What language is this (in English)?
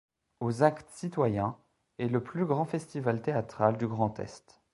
French